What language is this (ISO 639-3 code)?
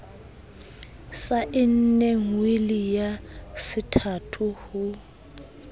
sot